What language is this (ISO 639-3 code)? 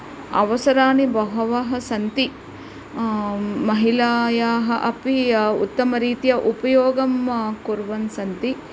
san